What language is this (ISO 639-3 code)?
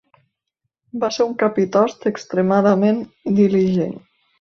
cat